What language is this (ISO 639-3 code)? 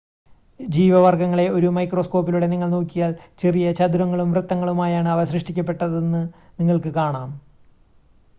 mal